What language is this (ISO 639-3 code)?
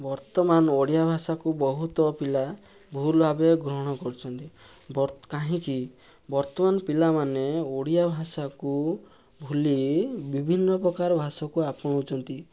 ori